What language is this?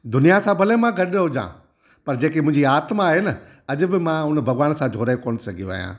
Sindhi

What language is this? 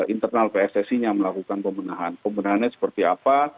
Indonesian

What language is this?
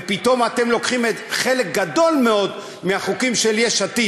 Hebrew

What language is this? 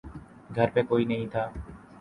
Urdu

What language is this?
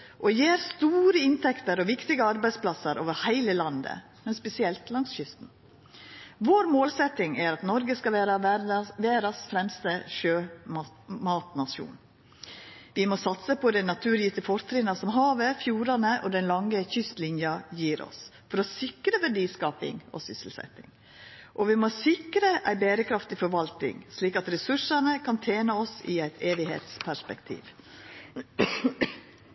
Norwegian Nynorsk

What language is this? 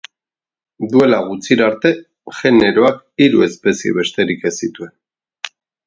Basque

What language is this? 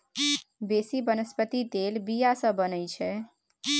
Maithili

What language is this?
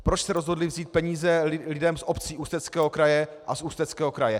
Czech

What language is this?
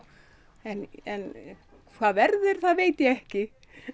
Icelandic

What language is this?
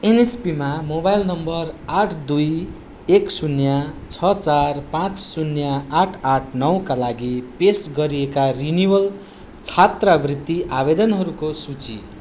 Nepali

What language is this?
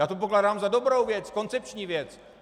Czech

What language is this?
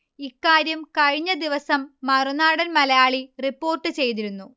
Malayalam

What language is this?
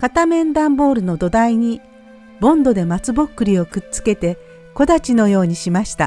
Japanese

